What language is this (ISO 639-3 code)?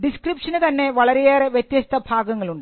mal